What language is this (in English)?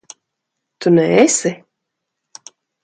Latvian